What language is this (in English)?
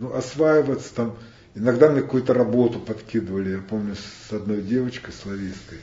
Russian